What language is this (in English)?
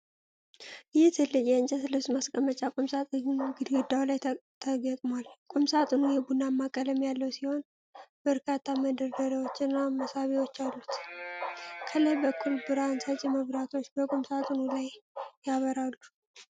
Amharic